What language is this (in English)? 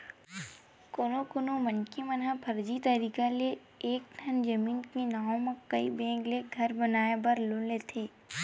Chhattisgarhi